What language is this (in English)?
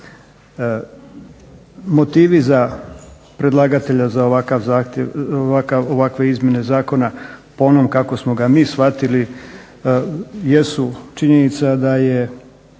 Croatian